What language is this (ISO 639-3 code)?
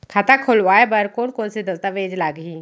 hne